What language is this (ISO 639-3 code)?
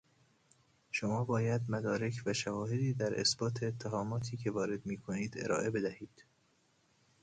fas